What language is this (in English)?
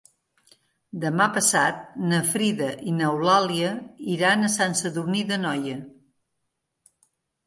Catalan